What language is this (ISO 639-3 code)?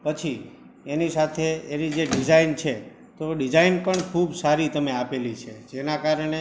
guj